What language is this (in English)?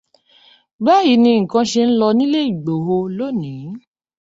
Yoruba